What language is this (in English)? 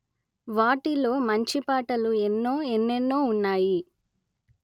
Telugu